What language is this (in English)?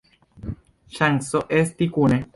Esperanto